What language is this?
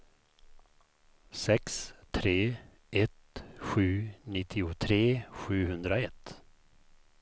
Swedish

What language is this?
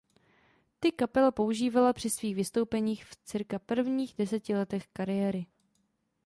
Czech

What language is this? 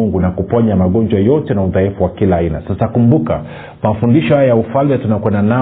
Swahili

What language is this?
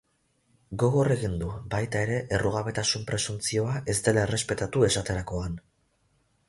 Basque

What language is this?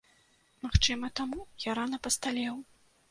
Belarusian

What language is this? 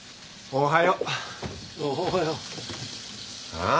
Japanese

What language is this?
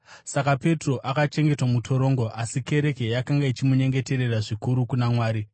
Shona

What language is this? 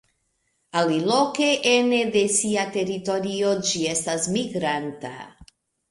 Esperanto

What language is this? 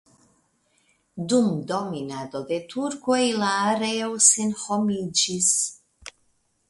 Esperanto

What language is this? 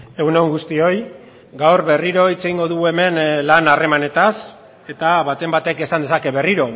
Basque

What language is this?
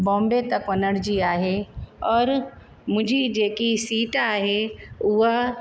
Sindhi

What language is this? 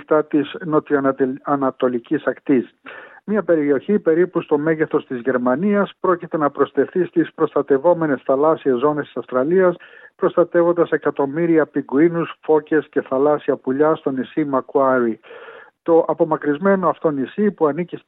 Greek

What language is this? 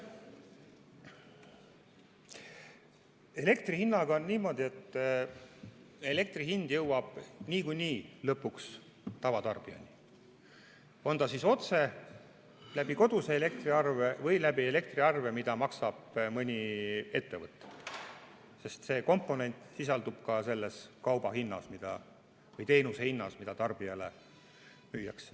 Estonian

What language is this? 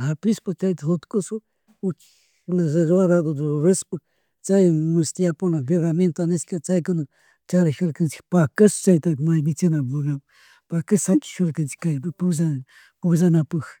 Chimborazo Highland Quichua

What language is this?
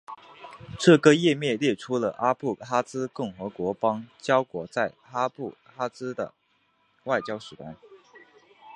Chinese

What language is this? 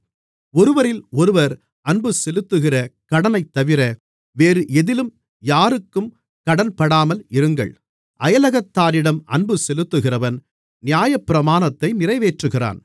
Tamil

